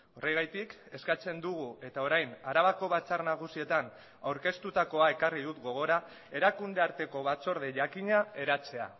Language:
Basque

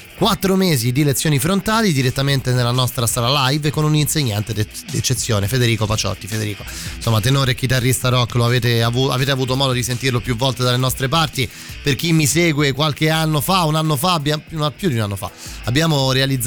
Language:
Italian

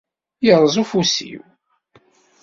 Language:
Kabyle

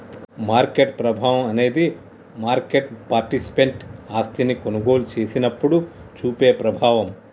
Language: Telugu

